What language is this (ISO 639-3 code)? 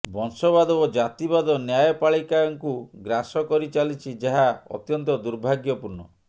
ori